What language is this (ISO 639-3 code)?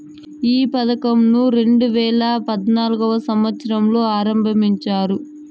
tel